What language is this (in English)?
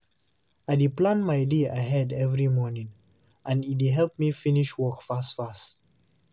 Nigerian Pidgin